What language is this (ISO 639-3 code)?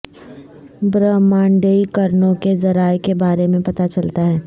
urd